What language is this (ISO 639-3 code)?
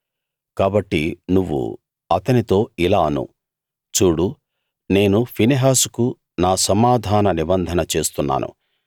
tel